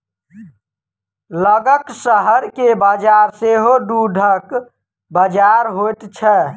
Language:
Maithili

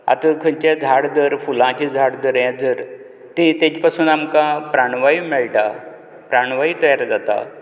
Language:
Konkani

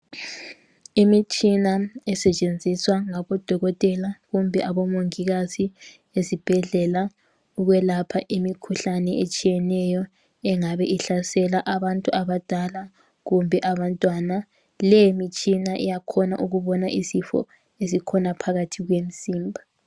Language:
North Ndebele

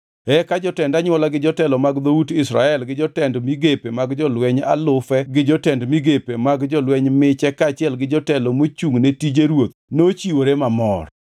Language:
Luo (Kenya and Tanzania)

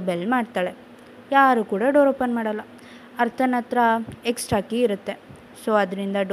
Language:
Kannada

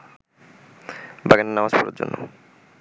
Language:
Bangla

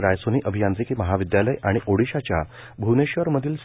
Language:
Marathi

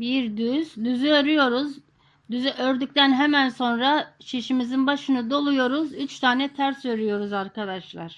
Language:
Turkish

